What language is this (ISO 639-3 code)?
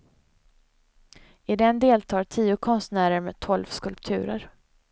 swe